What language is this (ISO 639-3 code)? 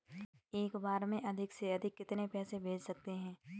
hin